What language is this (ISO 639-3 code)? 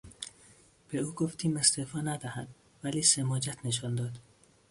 fas